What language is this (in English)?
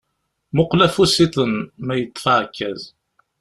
Kabyle